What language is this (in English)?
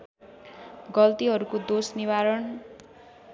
Nepali